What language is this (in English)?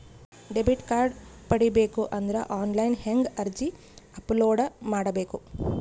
Kannada